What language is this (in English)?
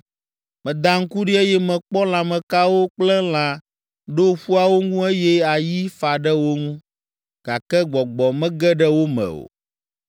Ewe